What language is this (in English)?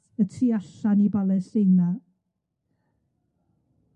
Welsh